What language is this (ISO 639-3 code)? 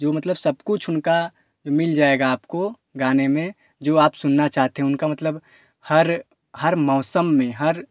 hin